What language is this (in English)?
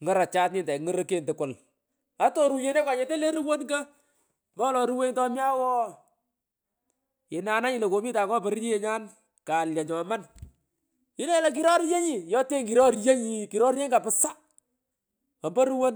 Pökoot